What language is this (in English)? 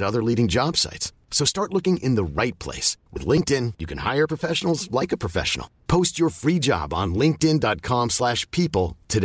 Filipino